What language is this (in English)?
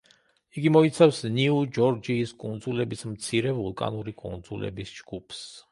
Georgian